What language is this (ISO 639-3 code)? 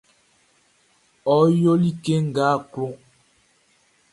bci